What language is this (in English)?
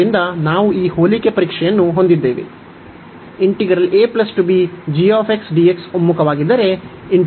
Kannada